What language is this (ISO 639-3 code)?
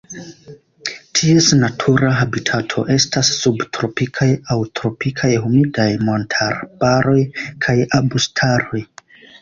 epo